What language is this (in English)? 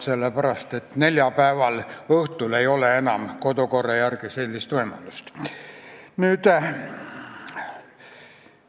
Estonian